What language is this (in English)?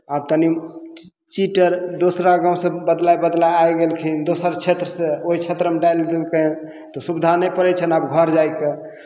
Maithili